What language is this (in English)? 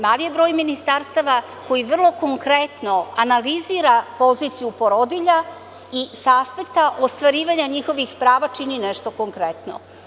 Serbian